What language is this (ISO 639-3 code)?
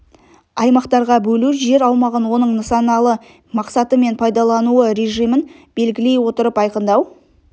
kaz